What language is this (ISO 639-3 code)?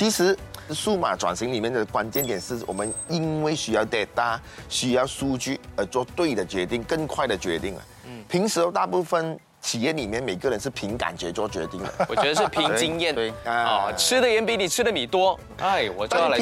zho